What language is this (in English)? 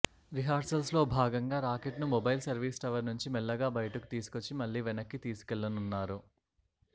Telugu